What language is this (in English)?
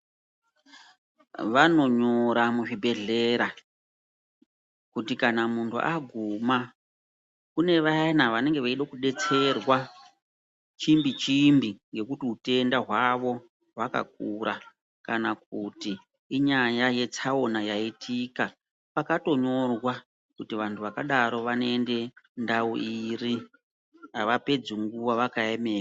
Ndau